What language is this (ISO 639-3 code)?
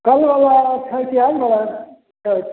mai